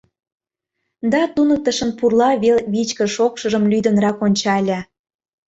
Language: Mari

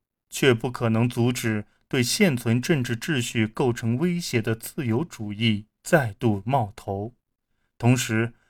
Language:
Chinese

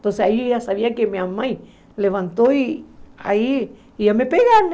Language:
Portuguese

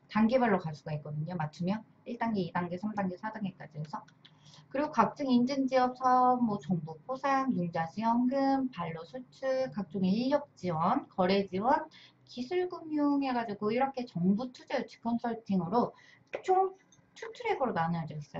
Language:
Korean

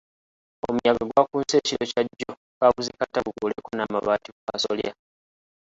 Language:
Ganda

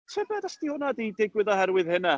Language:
Welsh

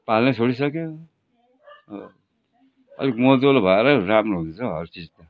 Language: Nepali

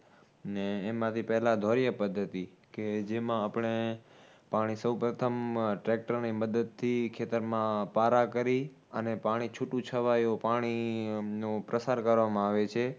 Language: Gujarati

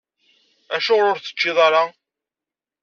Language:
Kabyle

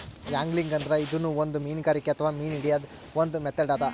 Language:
Kannada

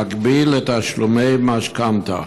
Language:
Hebrew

